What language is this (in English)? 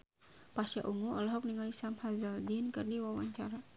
Sundanese